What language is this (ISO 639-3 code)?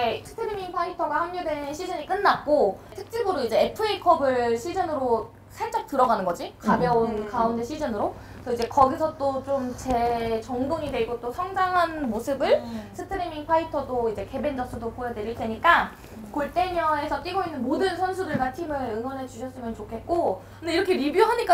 kor